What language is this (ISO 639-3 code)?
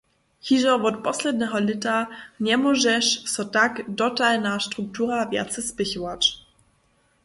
hsb